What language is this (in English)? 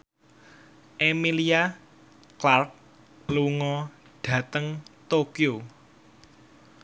Javanese